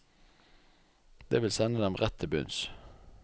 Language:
Norwegian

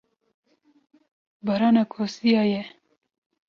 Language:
Kurdish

